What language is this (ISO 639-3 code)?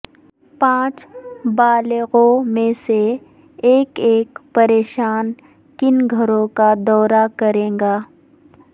urd